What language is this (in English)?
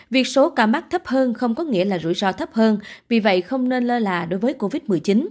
Vietnamese